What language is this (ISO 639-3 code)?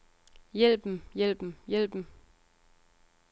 dan